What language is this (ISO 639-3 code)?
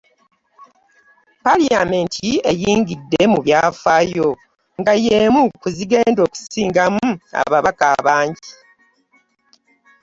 lug